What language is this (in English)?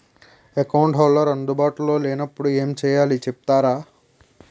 Telugu